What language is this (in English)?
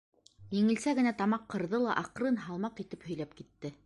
Bashkir